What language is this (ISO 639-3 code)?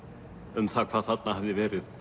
isl